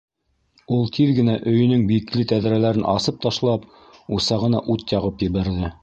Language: Bashkir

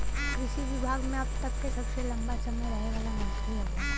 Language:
Bhojpuri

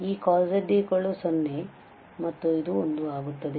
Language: Kannada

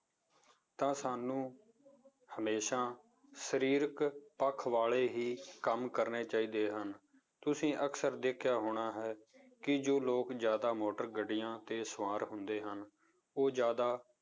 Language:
Punjabi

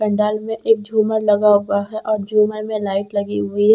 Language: Hindi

